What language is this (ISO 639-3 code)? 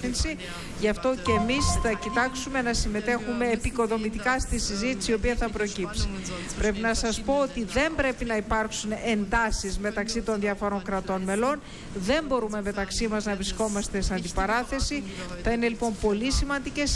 ell